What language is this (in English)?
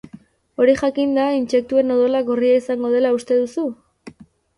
Basque